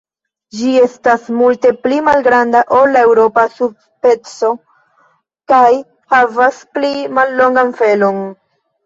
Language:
Esperanto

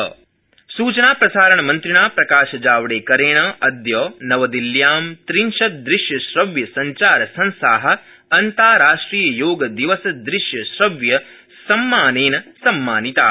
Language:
Sanskrit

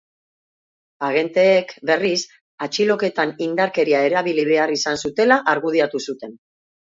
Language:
Basque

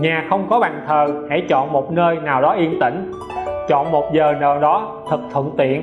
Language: Vietnamese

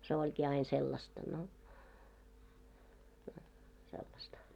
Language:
Finnish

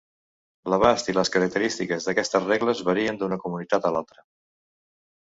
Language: Catalan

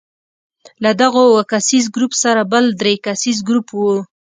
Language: Pashto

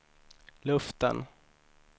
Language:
Swedish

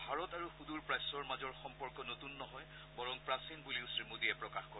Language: Assamese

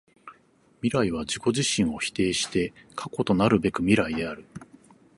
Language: Japanese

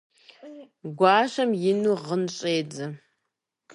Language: Kabardian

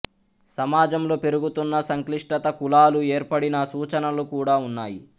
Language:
Telugu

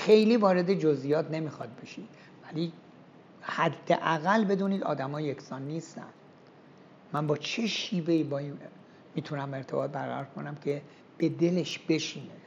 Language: Persian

